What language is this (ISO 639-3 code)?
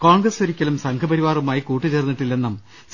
mal